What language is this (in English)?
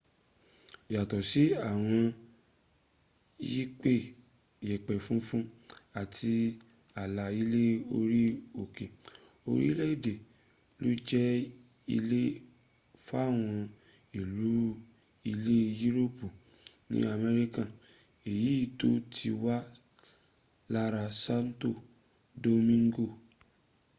Yoruba